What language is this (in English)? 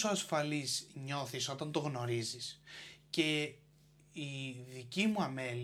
Greek